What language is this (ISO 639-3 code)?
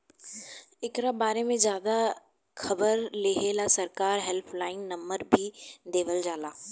bho